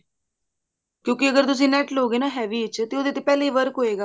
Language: Punjabi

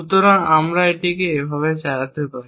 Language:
Bangla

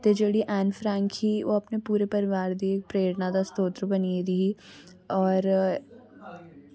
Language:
Dogri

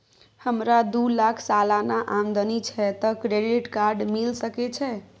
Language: Maithili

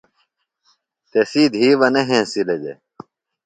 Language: Phalura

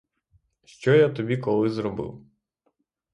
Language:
Ukrainian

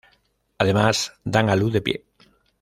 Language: Spanish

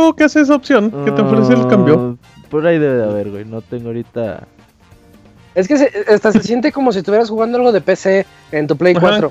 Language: Spanish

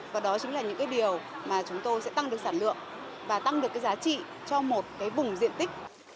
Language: Vietnamese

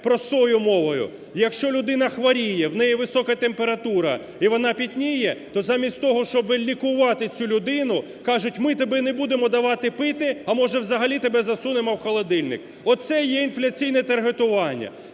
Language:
Ukrainian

